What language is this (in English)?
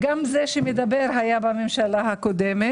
Hebrew